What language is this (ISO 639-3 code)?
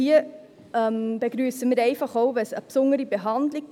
gsw